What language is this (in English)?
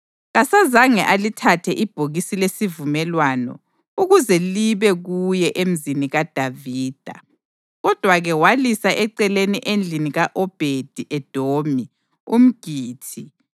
North Ndebele